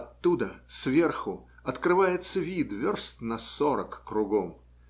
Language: Russian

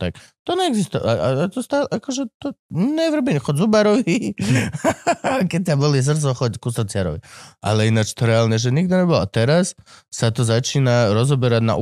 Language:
Slovak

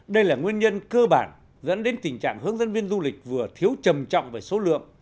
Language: Vietnamese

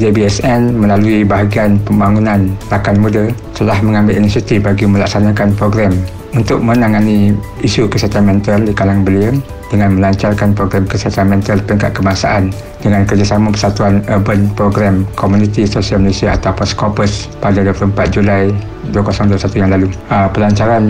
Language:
Malay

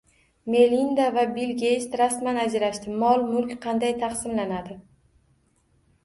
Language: Uzbek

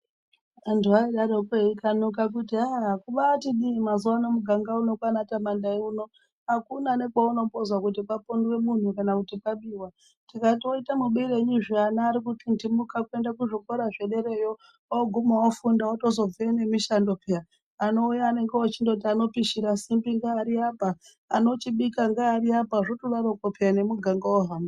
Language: Ndau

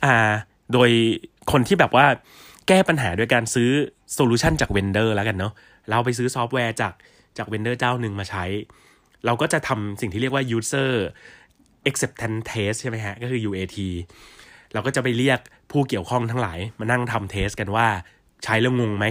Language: Thai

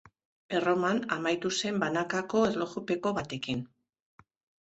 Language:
Basque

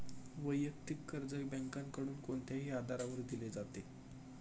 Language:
Marathi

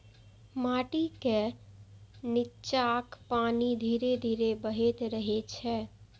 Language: Maithili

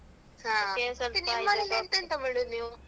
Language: Kannada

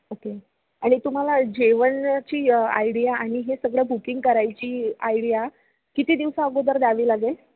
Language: Marathi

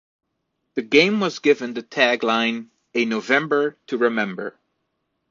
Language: English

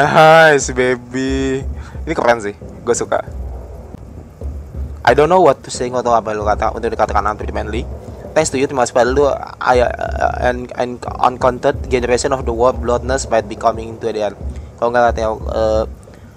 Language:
Indonesian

